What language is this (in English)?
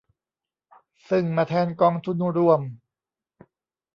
Thai